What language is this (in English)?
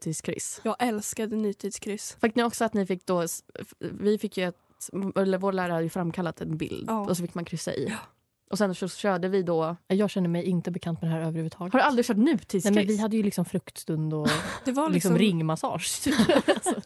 Swedish